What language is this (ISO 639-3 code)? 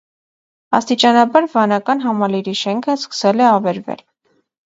hye